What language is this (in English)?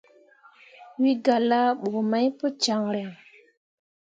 Mundang